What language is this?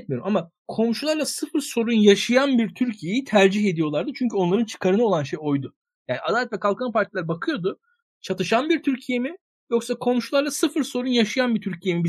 Turkish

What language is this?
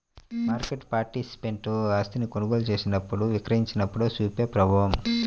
Telugu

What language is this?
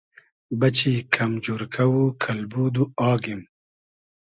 Hazaragi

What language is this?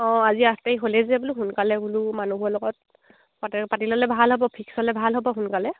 Assamese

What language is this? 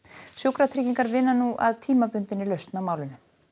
Icelandic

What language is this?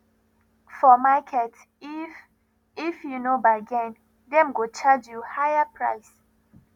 Nigerian Pidgin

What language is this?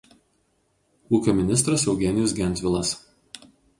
Lithuanian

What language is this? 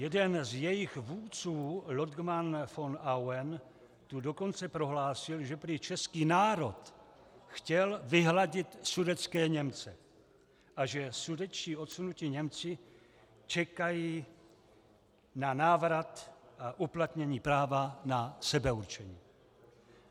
Czech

